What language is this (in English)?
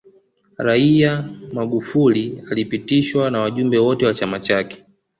Swahili